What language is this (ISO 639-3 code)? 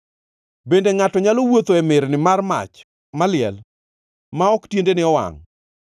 luo